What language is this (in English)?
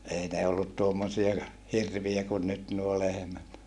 Finnish